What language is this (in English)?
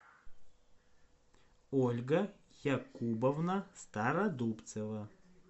Russian